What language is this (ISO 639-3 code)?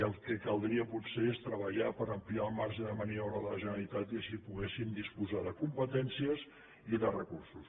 cat